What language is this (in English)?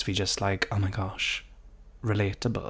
Welsh